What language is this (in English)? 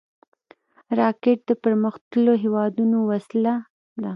Pashto